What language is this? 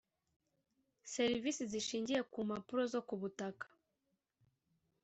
Kinyarwanda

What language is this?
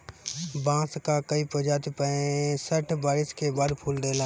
Bhojpuri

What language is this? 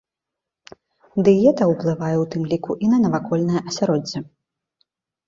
Belarusian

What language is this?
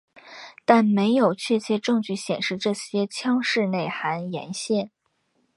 Chinese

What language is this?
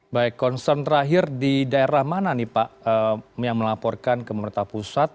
Indonesian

